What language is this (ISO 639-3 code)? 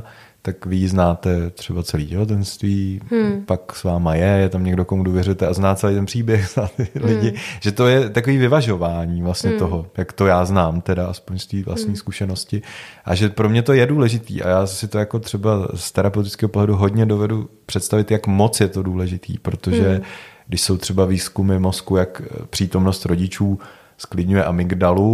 ces